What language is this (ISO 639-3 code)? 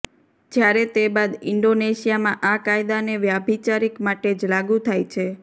guj